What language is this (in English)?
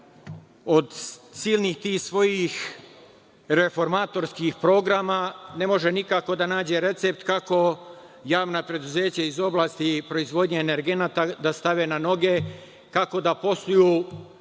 Serbian